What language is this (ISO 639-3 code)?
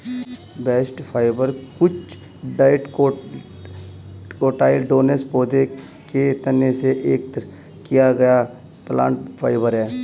hin